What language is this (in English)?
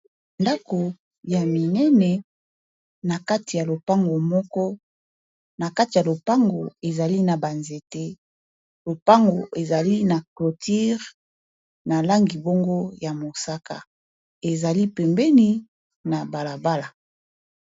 Lingala